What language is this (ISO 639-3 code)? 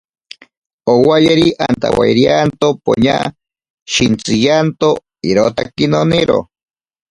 prq